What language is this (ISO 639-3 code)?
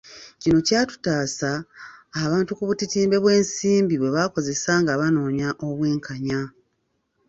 lug